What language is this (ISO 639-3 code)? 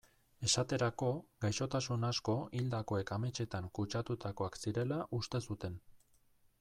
eus